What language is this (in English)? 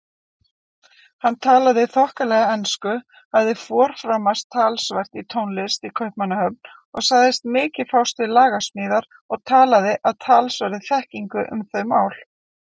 Icelandic